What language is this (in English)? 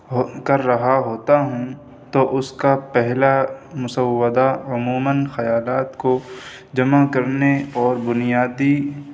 Urdu